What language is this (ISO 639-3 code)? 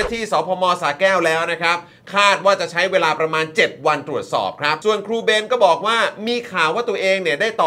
tha